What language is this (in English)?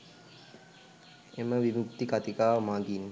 Sinhala